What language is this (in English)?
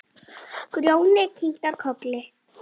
Icelandic